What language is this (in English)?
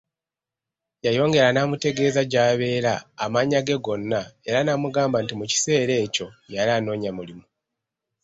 Ganda